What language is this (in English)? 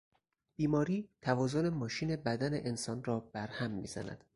Persian